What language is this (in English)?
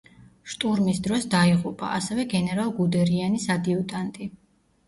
Georgian